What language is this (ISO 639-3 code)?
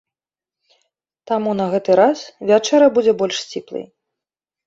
bel